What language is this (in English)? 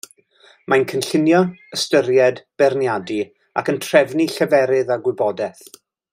Welsh